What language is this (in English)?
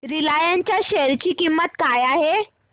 Marathi